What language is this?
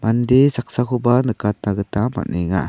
Garo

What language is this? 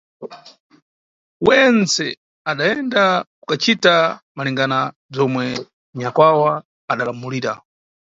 Nyungwe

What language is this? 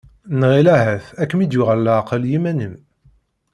Kabyle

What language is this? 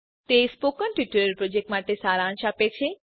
Gujarati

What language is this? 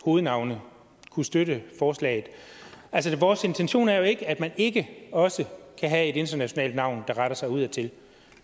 Danish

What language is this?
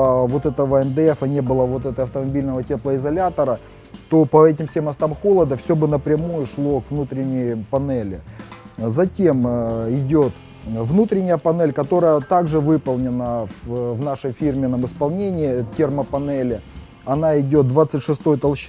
Russian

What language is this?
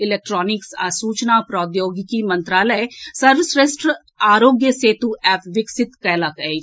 Maithili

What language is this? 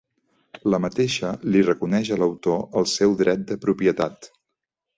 Catalan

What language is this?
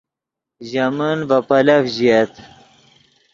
Yidgha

